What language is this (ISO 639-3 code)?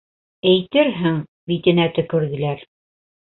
bak